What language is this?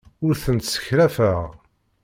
Kabyle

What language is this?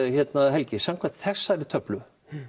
Icelandic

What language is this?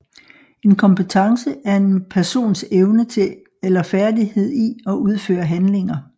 Danish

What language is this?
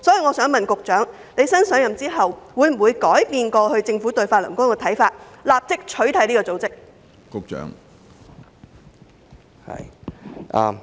Cantonese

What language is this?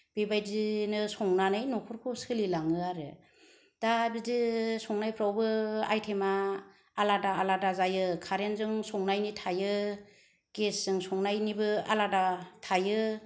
Bodo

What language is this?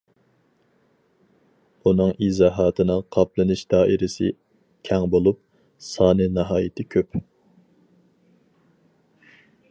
Uyghur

